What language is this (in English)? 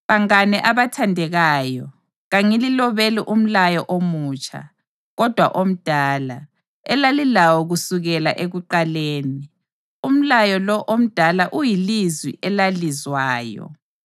North Ndebele